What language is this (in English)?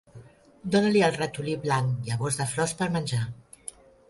Catalan